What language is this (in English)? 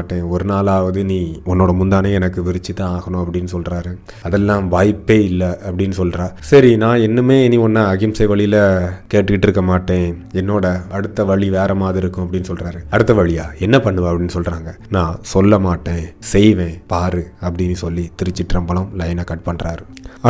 Tamil